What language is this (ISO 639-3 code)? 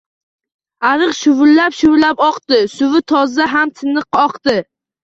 uzb